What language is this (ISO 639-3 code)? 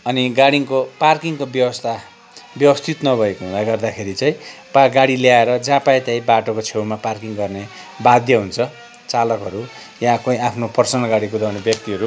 nep